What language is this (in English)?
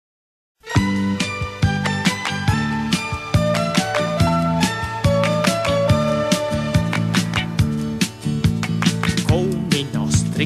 Italian